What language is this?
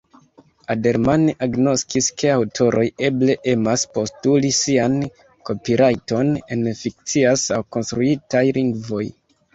Esperanto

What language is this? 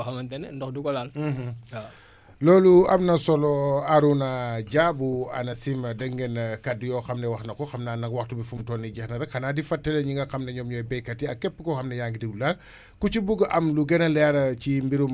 Wolof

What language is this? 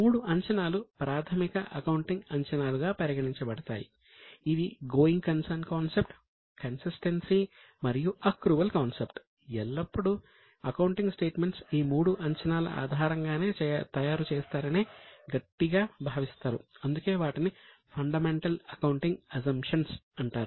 Telugu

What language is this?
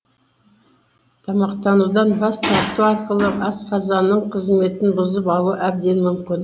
Kazakh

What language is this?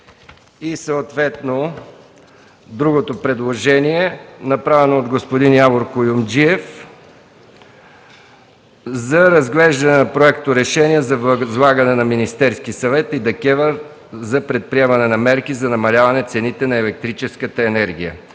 Bulgarian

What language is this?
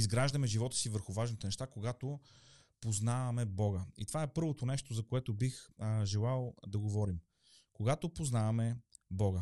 Bulgarian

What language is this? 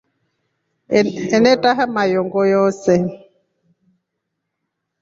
Rombo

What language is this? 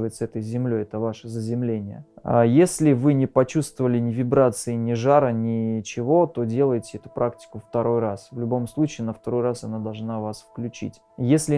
Russian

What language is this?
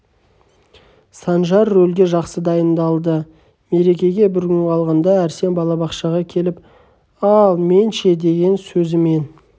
Kazakh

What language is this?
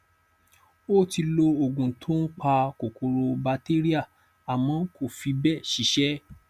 Yoruba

